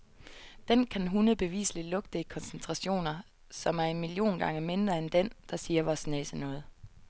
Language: Danish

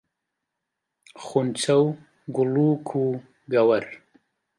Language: Central Kurdish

